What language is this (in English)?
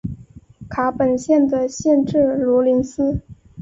Chinese